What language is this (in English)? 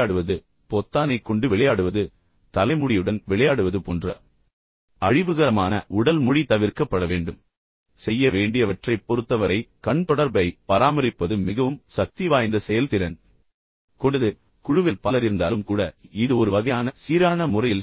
Tamil